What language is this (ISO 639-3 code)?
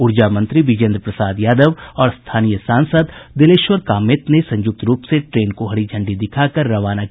hin